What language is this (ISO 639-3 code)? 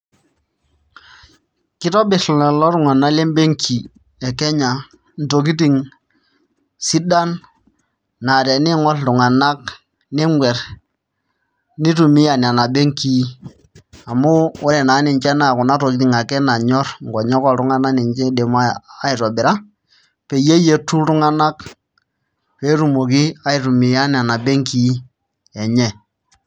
mas